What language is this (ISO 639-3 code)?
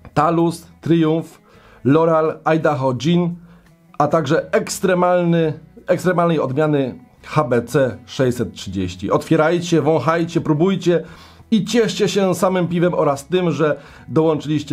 pol